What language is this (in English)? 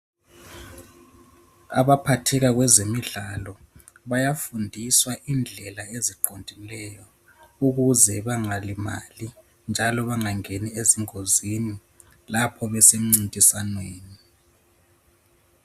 North Ndebele